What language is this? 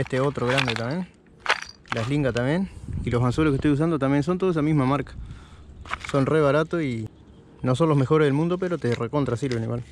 Spanish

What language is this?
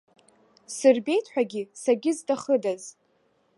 Abkhazian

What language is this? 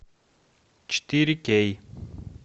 Russian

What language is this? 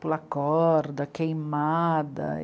Portuguese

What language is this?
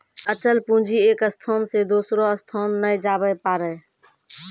Maithili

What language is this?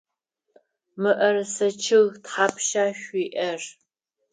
Adyghe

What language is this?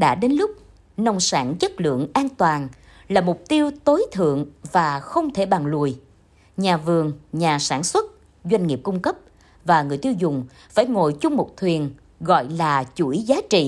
Vietnamese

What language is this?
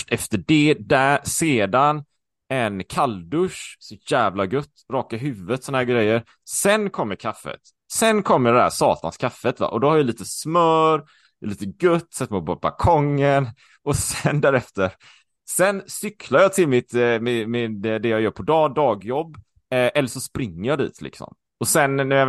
Swedish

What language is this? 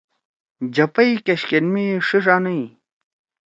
Torwali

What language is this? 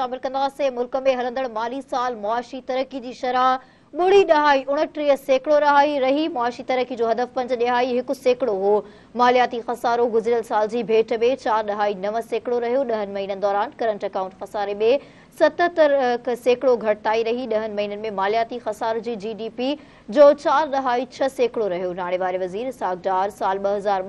Hindi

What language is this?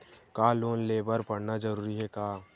Chhattisgarhi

